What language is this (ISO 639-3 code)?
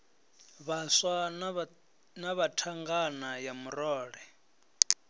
ven